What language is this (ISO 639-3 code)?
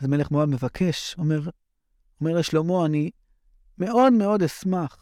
heb